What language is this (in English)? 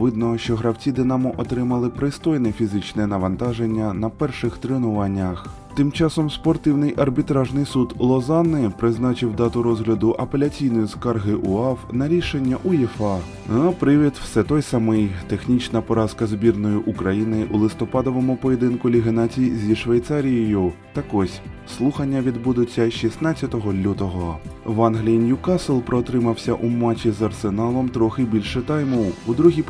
Ukrainian